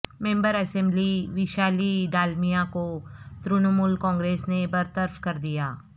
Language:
Urdu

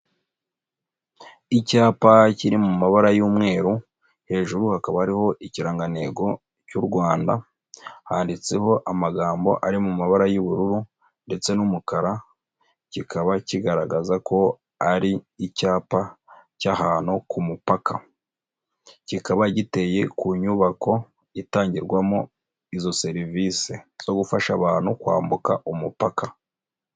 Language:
Kinyarwanda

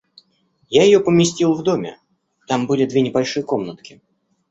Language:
Russian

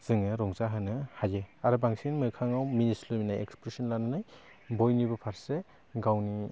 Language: Bodo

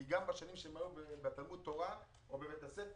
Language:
Hebrew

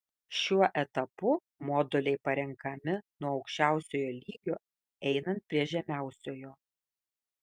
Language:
Lithuanian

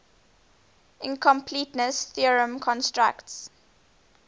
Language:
English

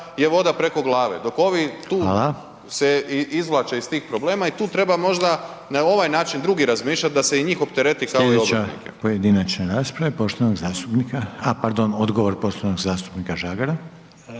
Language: Croatian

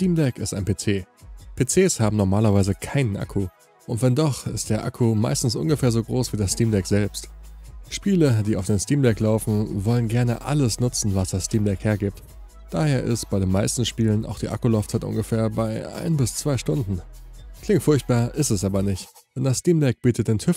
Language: German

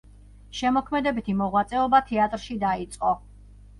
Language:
Georgian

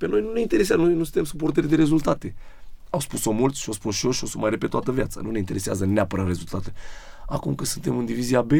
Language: Romanian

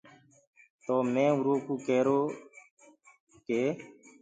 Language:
Gurgula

